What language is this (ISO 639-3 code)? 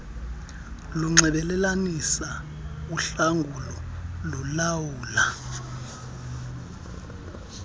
xho